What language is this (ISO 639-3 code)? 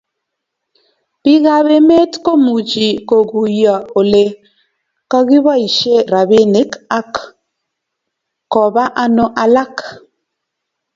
kln